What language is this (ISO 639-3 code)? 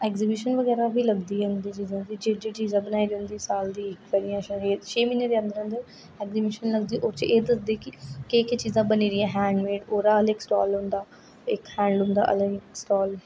doi